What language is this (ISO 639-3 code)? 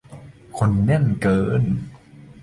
tha